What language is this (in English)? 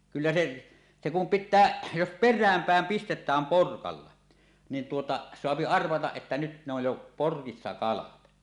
Finnish